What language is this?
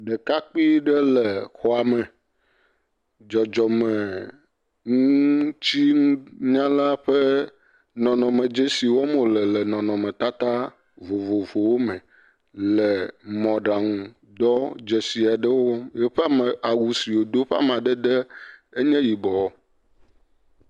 Ewe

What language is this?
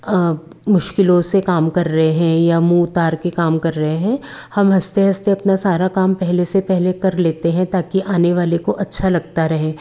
Hindi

